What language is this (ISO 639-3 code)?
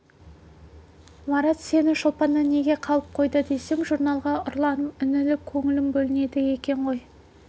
kaz